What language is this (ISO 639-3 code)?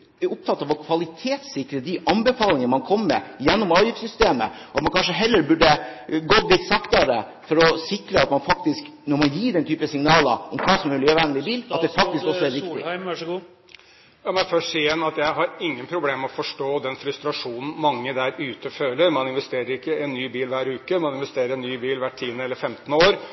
nob